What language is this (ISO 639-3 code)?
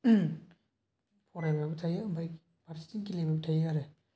brx